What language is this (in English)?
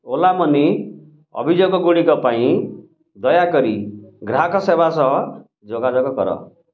Odia